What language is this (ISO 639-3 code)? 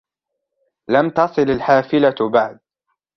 ara